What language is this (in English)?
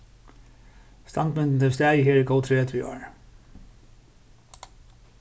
Faroese